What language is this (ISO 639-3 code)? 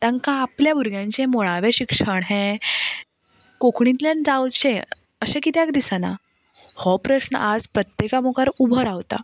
kok